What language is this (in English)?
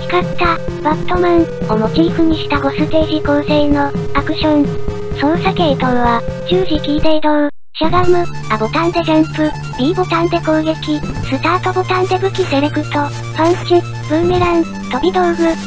Japanese